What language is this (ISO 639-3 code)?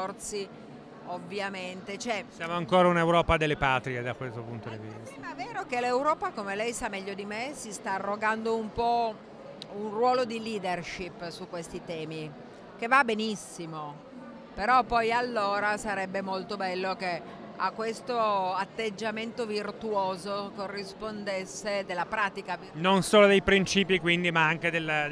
ita